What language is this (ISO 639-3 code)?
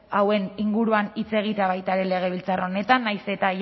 eus